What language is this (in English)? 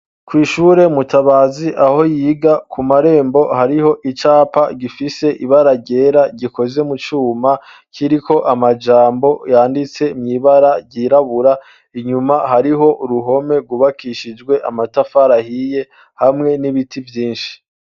Rundi